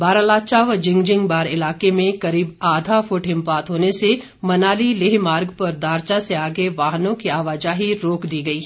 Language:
Hindi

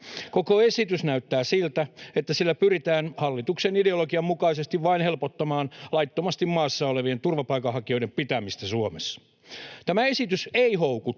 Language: Finnish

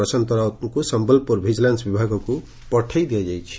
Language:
Odia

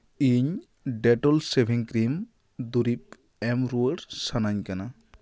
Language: Santali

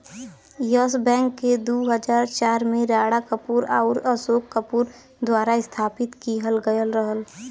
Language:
Bhojpuri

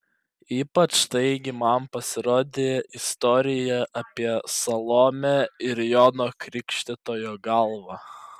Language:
Lithuanian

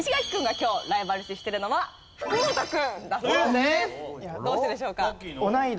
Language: Japanese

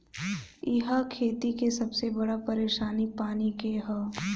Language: Bhojpuri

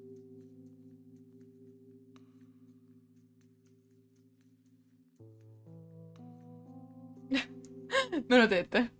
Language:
Italian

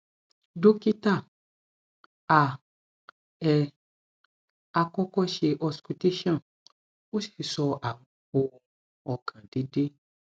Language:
Yoruba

